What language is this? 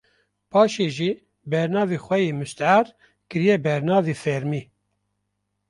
Kurdish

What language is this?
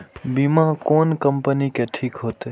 Maithili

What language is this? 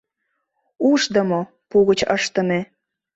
Mari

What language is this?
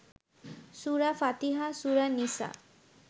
Bangla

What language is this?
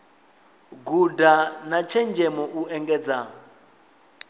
Venda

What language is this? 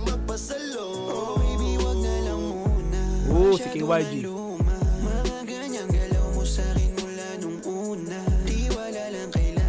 Filipino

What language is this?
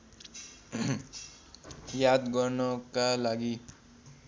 Nepali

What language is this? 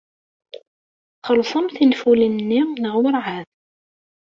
Kabyle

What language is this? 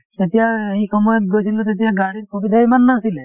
Assamese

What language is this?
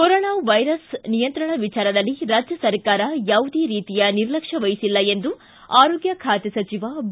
Kannada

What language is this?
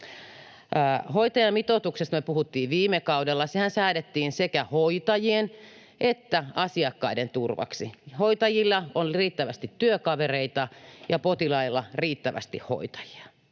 Finnish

